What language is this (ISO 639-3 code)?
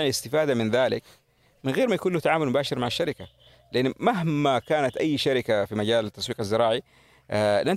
ara